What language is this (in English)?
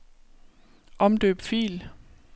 Danish